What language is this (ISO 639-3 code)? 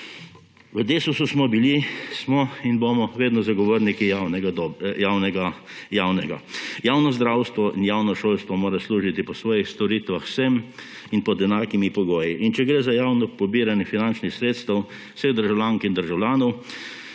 slv